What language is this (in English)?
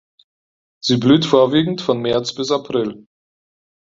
German